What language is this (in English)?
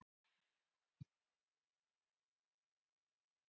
Icelandic